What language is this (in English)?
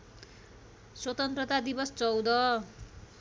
Nepali